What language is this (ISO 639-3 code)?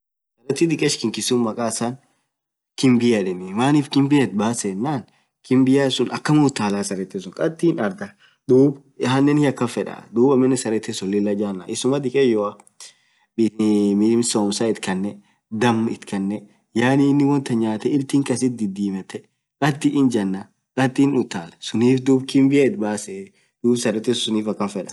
orc